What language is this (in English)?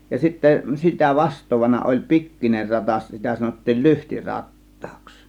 Finnish